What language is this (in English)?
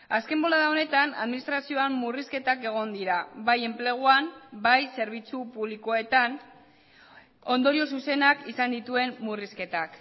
Basque